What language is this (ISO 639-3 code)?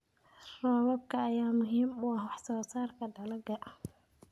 som